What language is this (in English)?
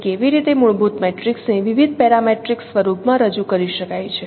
Gujarati